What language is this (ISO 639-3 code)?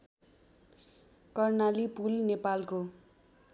nep